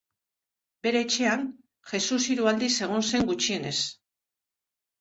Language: Basque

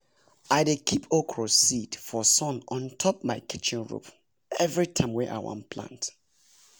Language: Nigerian Pidgin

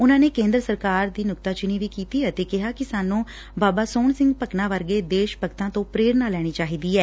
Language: Punjabi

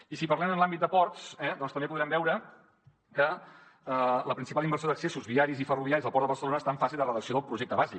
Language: Catalan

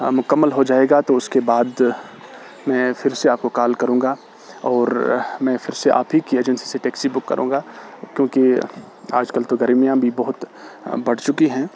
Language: Urdu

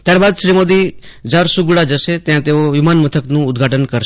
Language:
Gujarati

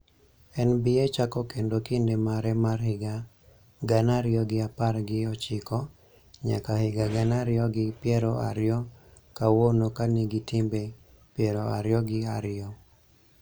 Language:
Luo (Kenya and Tanzania)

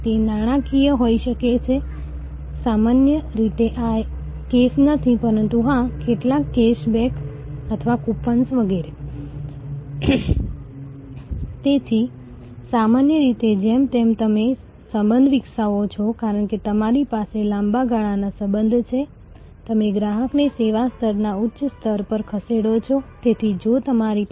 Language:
Gujarati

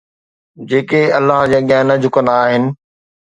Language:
Sindhi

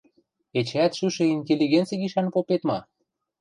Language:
Western Mari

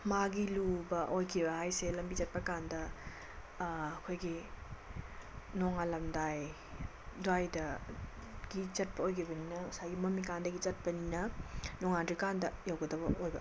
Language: Manipuri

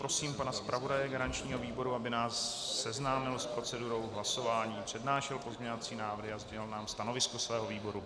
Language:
Czech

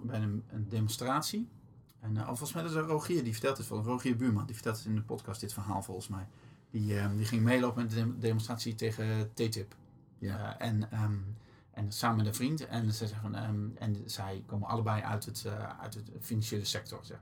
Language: Dutch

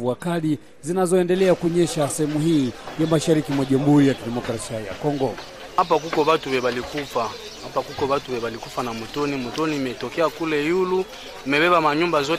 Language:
Swahili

